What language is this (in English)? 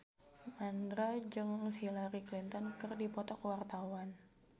Sundanese